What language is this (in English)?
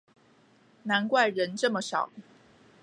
Chinese